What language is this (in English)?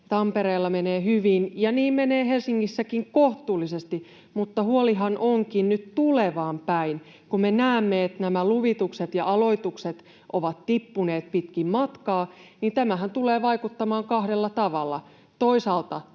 Finnish